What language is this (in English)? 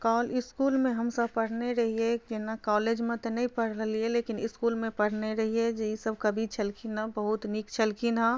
Maithili